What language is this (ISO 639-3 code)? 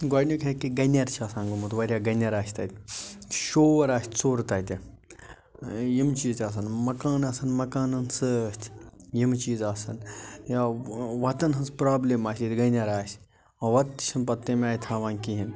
kas